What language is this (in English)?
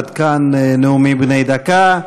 Hebrew